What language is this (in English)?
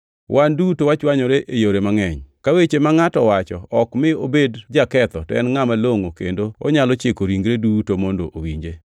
Luo (Kenya and Tanzania)